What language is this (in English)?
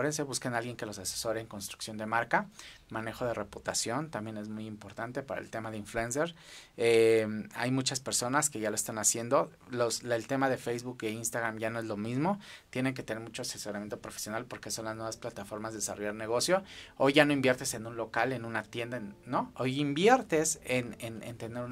Spanish